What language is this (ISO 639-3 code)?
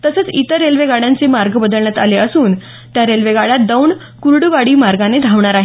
mar